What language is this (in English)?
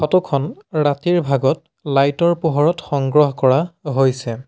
Assamese